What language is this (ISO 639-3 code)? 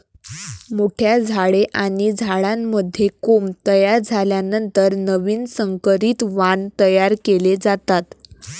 mar